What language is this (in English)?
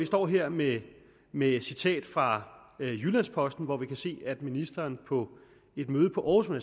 Danish